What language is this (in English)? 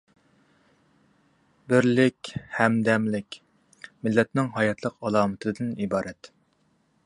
Uyghur